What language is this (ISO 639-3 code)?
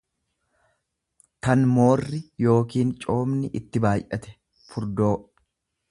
orm